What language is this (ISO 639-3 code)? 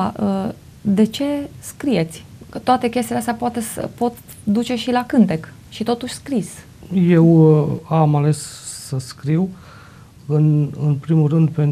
ron